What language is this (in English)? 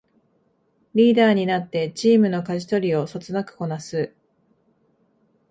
Japanese